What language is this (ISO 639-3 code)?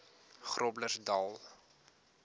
afr